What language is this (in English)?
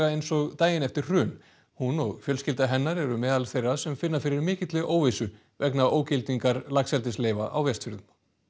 Icelandic